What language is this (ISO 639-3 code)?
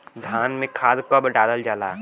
bho